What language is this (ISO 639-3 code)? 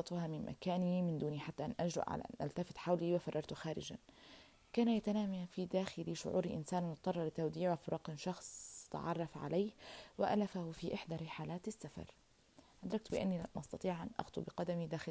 ara